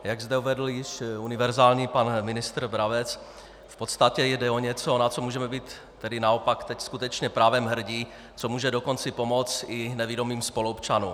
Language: Czech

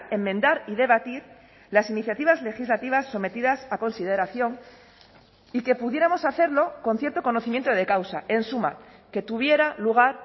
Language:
Spanish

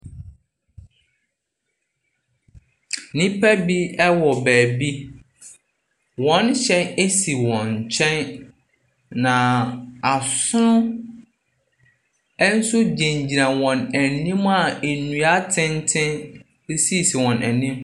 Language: Akan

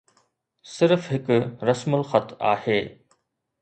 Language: Sindhi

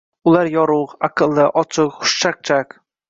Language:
Uzbek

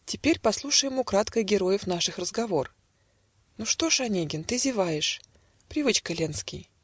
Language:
Russian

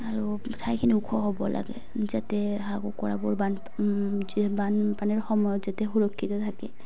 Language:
Assamese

